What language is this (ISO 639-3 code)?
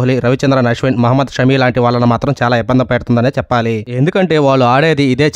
ind